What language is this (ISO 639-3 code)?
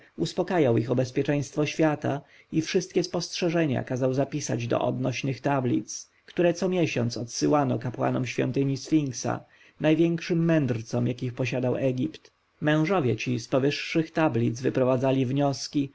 pol